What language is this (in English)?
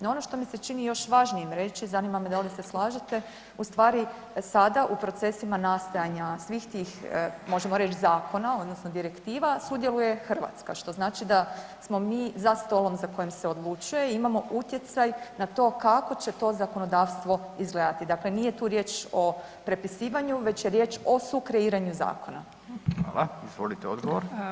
Croatian